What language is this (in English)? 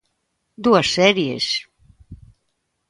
Galician